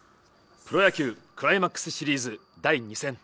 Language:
Japanese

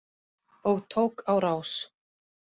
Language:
Icelandic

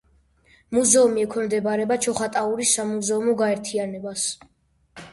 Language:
Georgian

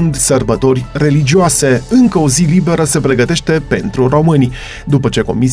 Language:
Romanian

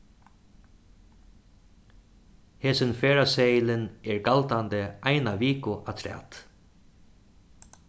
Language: Faroese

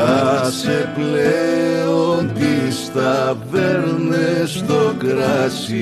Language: Greek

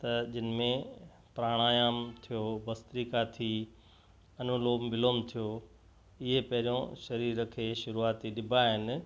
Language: Sindhi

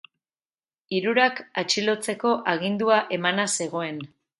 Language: Basque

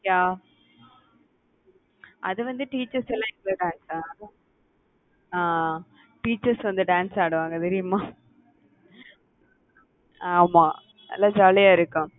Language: Tamil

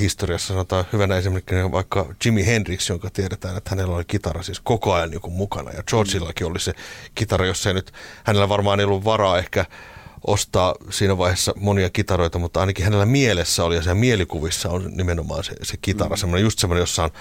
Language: Finnish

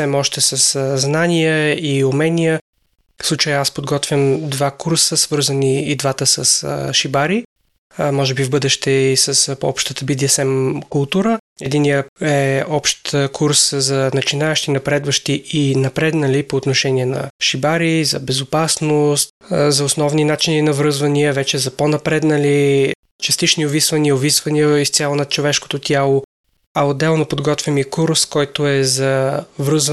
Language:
Bulgarian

